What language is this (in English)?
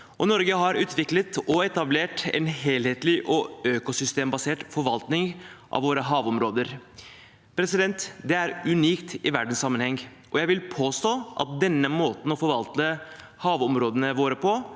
Norwegian